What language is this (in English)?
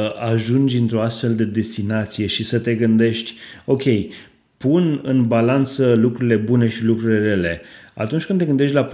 Romanian